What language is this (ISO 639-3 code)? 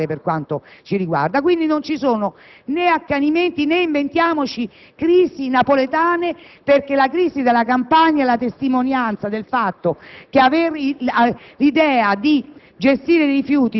ita